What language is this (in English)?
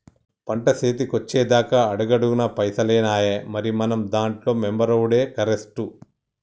Telugu